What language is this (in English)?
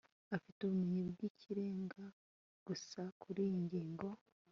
Kinyarwanda